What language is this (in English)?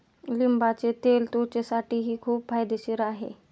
Marathi